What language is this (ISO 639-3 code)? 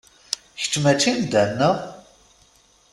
kab